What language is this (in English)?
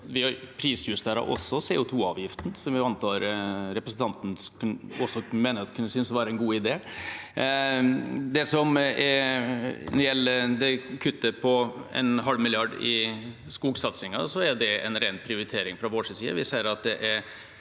Norwegian